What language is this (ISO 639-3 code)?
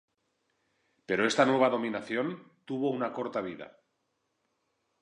spa